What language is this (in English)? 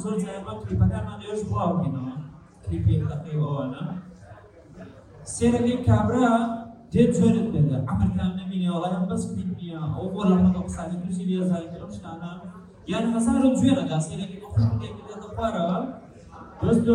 Arabic